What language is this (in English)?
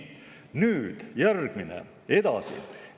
Estonian